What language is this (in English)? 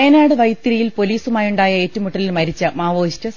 Malayalam